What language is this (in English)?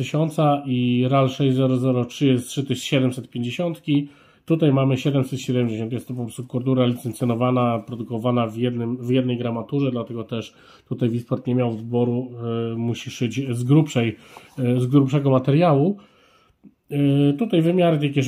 Polish